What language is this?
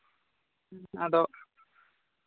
Santali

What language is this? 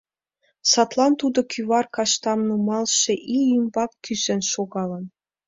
Mari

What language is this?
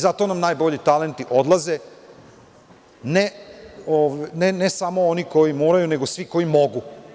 Serbian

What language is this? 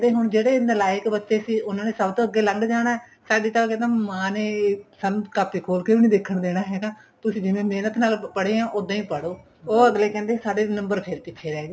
Punjabi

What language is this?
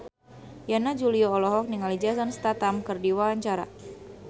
Sundanese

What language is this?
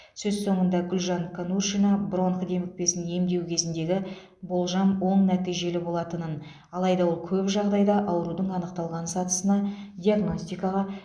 Kazakh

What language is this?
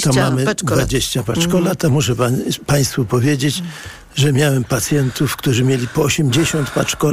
Polish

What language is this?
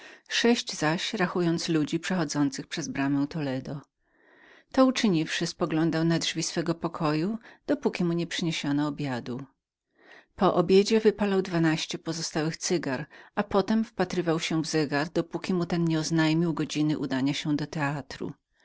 Polish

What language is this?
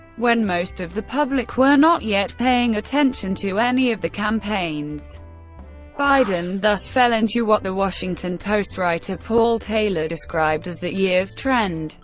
English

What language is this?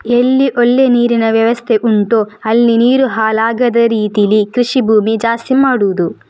Kannada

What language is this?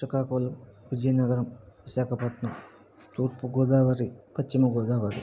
Telugu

